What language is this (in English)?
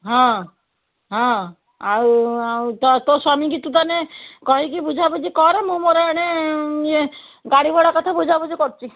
Odia